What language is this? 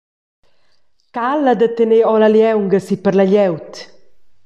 Romansh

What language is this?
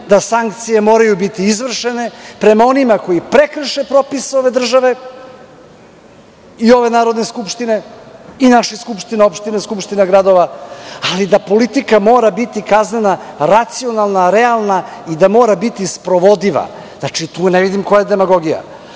Serbian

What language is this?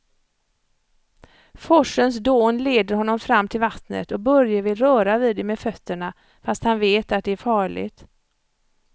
Swedish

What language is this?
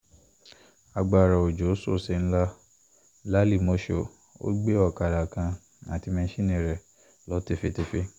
Yoruba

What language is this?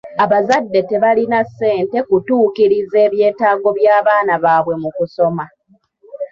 Ganda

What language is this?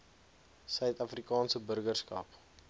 Afrikaans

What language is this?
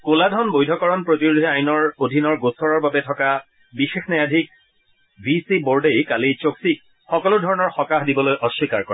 Assamese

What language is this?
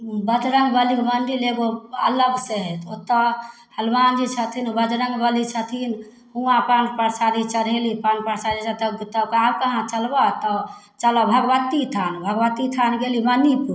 Maithili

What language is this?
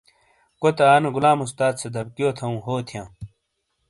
Shina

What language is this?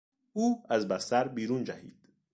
Persian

